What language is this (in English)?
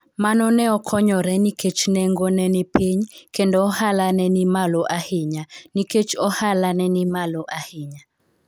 Luo (Kenya and Tanzania)